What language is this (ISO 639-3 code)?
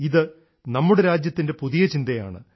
mal